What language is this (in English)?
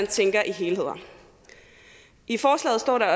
Danish